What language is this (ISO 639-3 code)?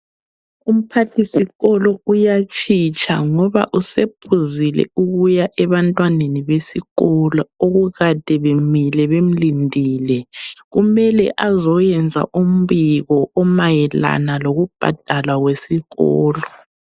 nde